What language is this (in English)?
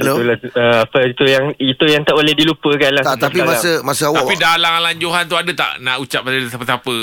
Malay